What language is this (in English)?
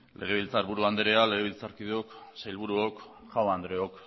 Basque